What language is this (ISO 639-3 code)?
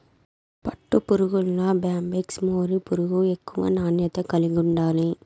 tel